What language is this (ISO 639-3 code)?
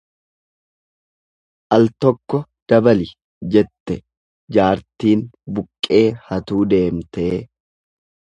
orm